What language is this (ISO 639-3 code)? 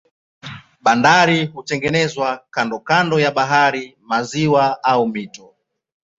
swa